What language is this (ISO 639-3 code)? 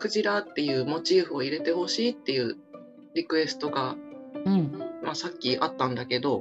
jpn